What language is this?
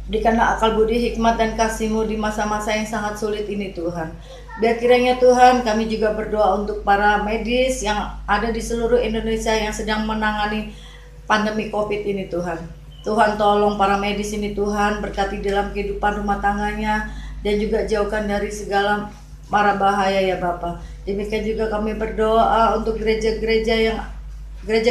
Indonesian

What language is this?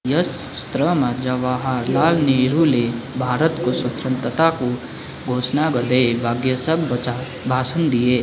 Nepali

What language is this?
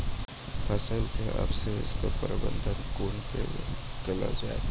Maithili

